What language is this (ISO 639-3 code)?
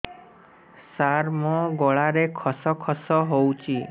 ori